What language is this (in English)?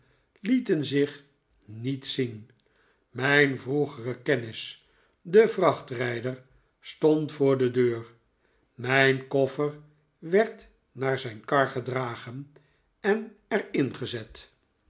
Dutch